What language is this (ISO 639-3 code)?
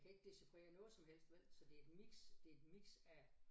dan